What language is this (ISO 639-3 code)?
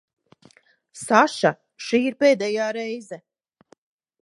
lav